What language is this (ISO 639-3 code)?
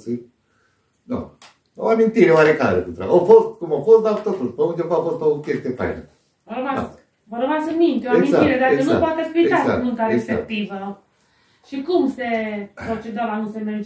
ron